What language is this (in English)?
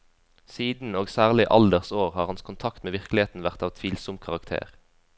Norwegian